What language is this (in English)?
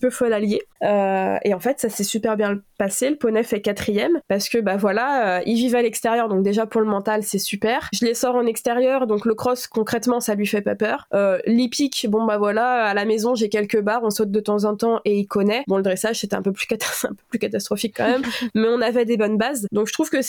French